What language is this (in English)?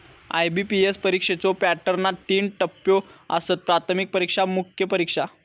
Marathi